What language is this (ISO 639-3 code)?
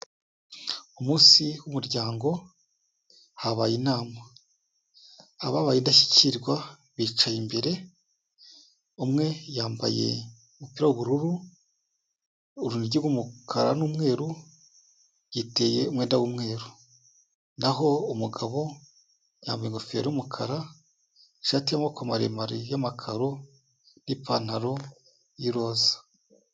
kin